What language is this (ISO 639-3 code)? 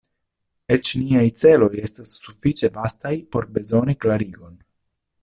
epo